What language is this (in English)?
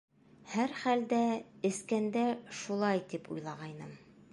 Bashkir